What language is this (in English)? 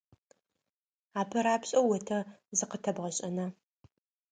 Adyghe